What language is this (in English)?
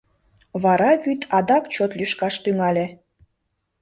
Mari